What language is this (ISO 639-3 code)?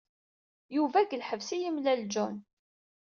kab